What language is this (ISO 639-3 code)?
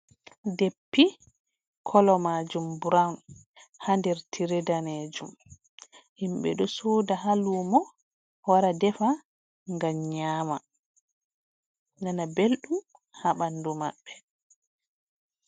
ful